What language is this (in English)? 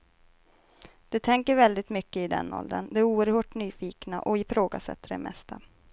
Swedish